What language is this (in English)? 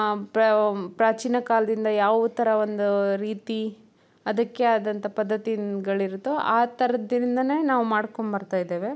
Kannada